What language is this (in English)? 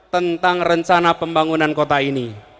Indonesian